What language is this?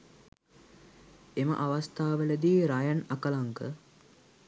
Sinhala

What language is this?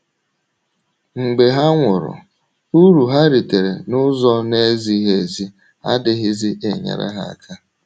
Igbo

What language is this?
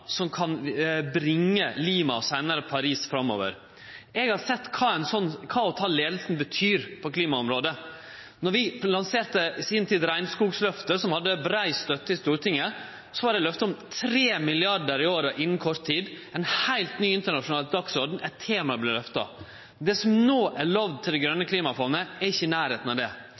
Norwegian Nynorsk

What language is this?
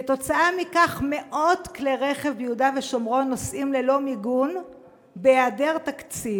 Hebrew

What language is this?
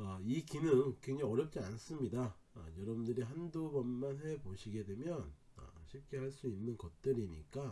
Korean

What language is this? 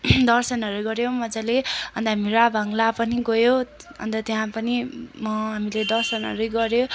Nepali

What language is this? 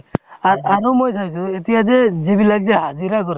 Assamese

